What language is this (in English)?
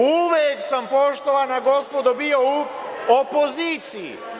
Serbian